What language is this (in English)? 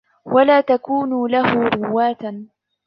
Arabic